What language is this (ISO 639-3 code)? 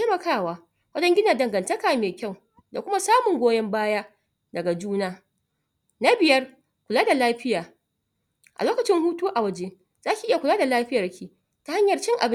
hau